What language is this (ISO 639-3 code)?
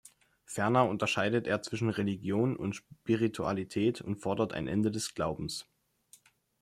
deu